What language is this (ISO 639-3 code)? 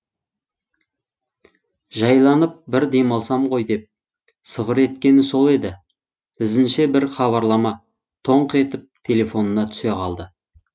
kaz